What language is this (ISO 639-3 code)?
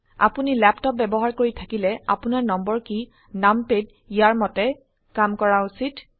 asm